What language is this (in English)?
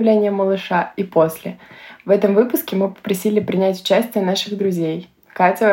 Russian